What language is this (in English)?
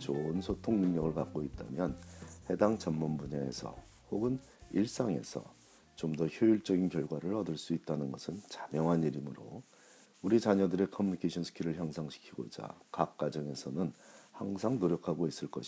Korean